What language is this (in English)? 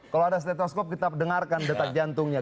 Indonesian